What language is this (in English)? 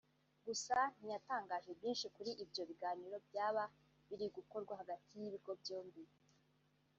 Kinyarwanda